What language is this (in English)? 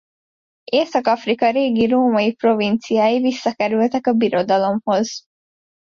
Hungarian